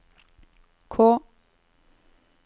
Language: Norwegian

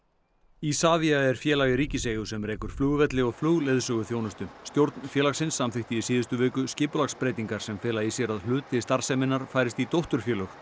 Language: Icelandic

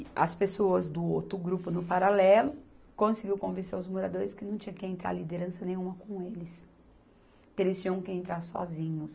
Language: Portuguese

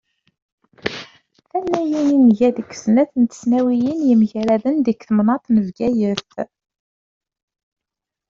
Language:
Kabyle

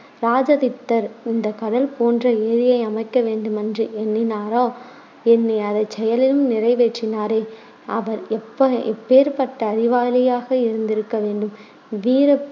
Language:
Tamil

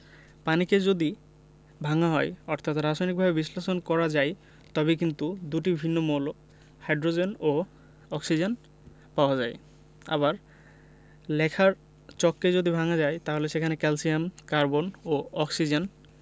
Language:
Bangla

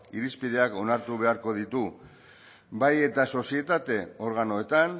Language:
Basque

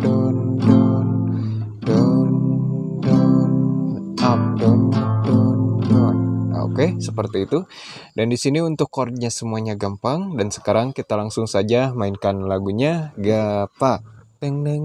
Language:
Indonesian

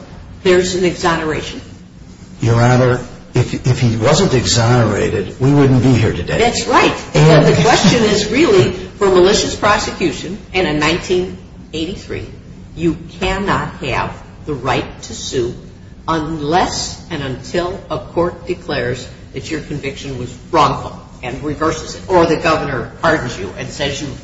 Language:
English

